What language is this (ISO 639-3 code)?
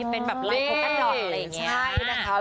tha